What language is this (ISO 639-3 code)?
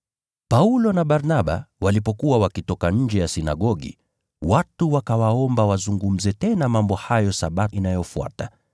swa